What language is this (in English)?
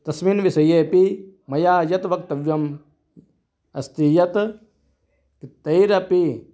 Sanskrit